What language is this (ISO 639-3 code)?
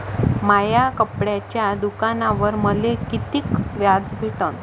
mar